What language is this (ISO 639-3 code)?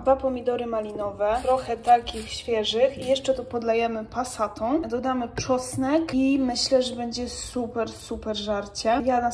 pol